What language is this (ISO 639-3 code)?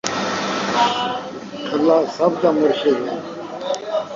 skr